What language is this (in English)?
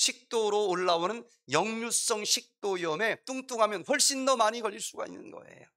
Korean